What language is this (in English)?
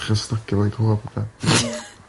Welsh